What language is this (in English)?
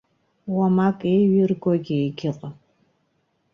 Abkhazian